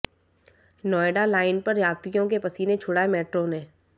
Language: Hindi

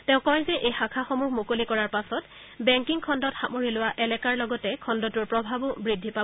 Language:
Assamese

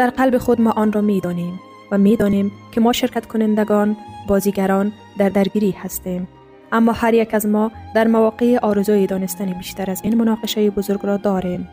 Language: Persian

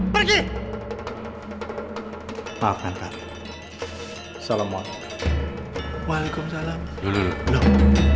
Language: Indonesian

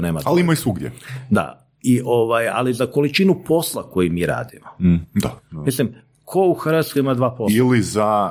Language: Croatian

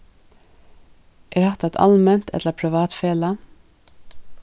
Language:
Faroese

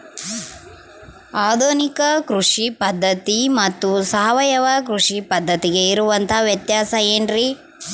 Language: Kannada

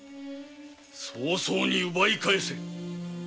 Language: Japanese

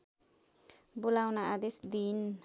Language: Nepali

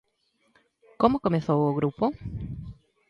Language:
Galician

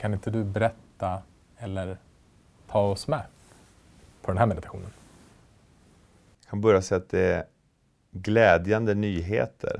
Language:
Swedish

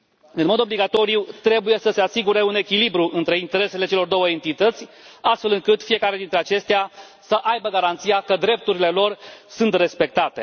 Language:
Romanian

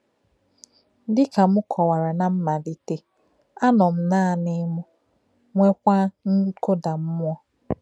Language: Igbo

